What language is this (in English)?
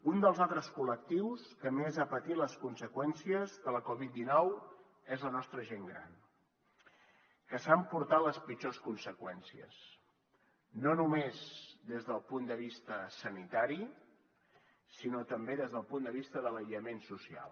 Catalan